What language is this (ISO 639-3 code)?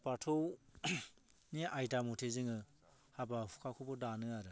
brx